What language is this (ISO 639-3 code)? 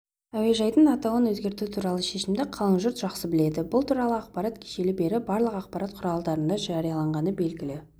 kaz